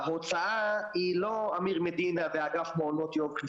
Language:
Hebrew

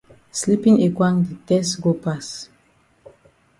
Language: Cameroon Pidgin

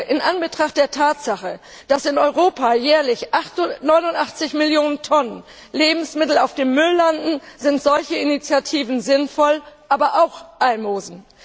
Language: German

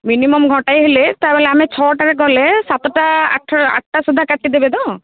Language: Odia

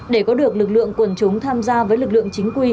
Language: Vietnamese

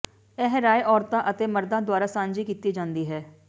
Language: Punjabi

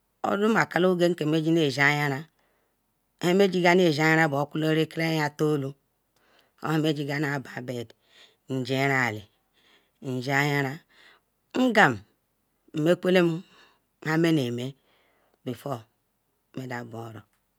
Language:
Ikwere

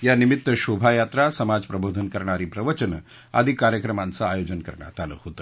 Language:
Marathi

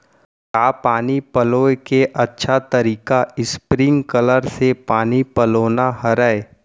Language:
Chhattisgarhi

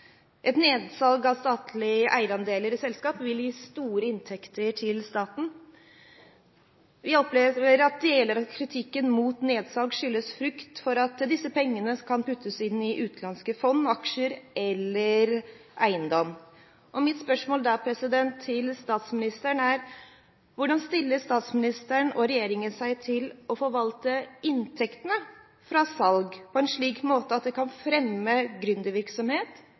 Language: Norwegian Bokmål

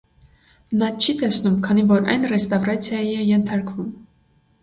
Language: Armenian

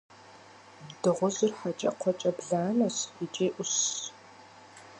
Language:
Kabardian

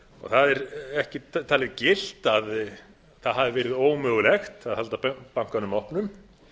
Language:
Icelandic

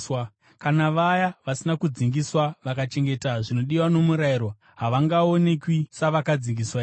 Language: Shona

